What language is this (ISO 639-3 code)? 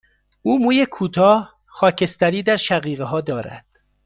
fas